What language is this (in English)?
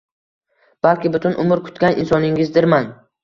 Uzbek